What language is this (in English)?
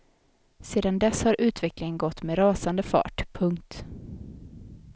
Swedish